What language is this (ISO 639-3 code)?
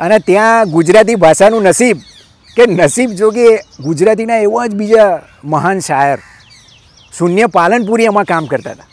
guj